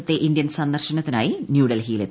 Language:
Malayalam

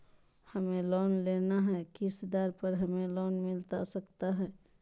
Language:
Magahi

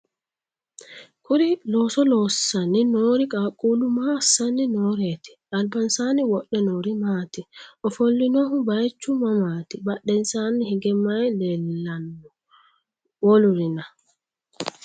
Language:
Sidamo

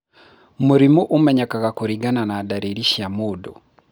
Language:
Kikuyu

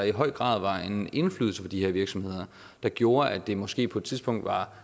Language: Danish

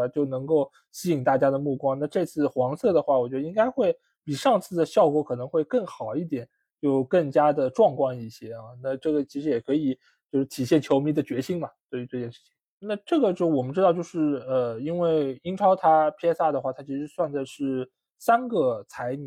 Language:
Chinese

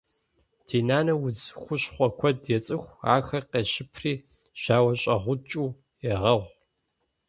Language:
Kabardian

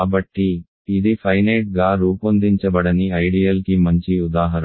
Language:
Telugu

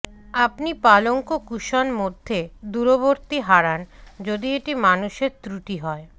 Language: Bangla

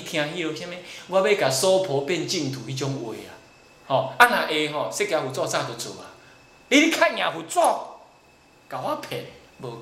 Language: Chinese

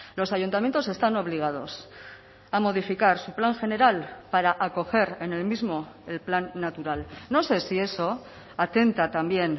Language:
Spanish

